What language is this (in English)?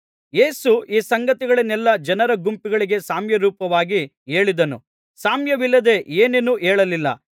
Kannada